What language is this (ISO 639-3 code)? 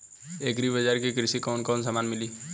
bho